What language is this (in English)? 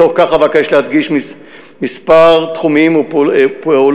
Hebrew